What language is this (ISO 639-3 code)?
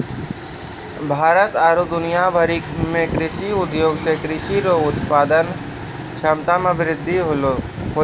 mai